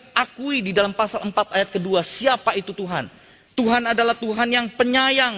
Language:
Indonesian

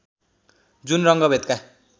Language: Nepali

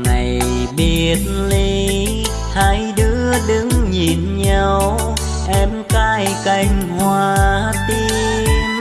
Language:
Vietnamese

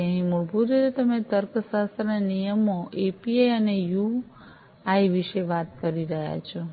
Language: Gujarati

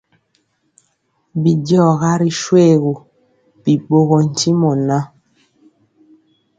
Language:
Mpiemo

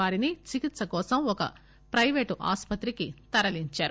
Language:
Telugu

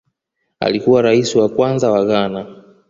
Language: Swahili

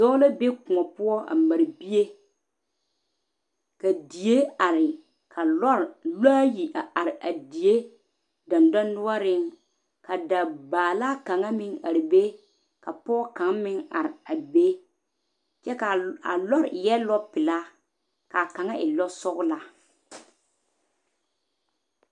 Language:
Southern Dagaare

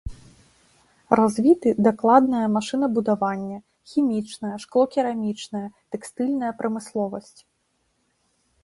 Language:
Belarusian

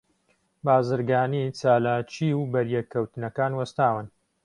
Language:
Central Kurdish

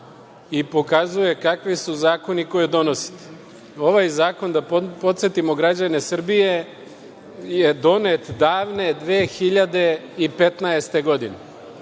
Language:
Serbian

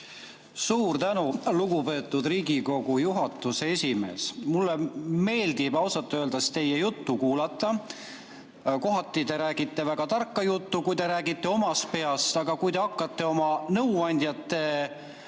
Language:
Estonian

